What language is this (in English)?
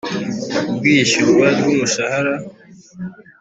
Kinyarwanda